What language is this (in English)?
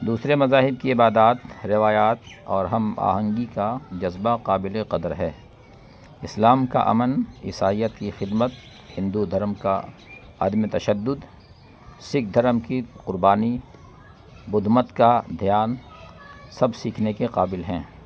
Urdu